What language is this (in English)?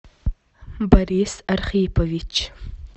Russian